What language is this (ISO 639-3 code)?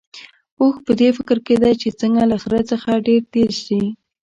pus